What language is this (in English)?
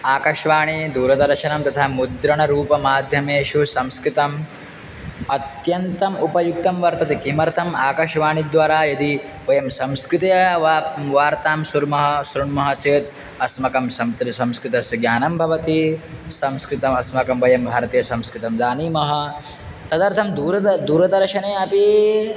Sanskrit